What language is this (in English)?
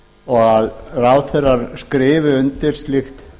Icelandic